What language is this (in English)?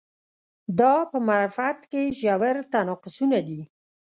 Pashto